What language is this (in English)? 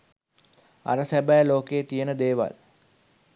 Sinhala